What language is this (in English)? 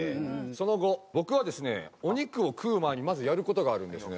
Japanese